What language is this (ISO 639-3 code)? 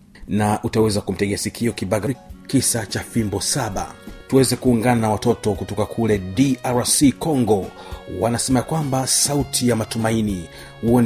swa